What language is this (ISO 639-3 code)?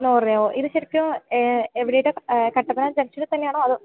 mal